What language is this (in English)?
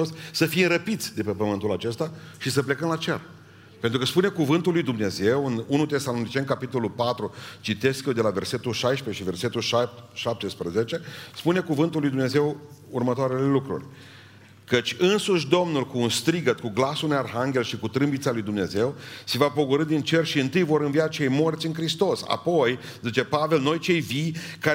Romanian